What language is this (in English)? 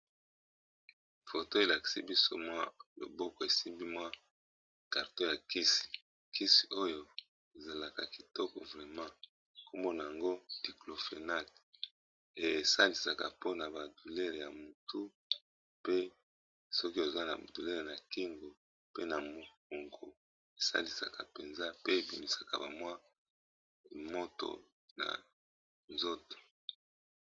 Lingala